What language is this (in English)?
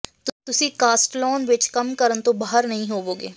Punjabi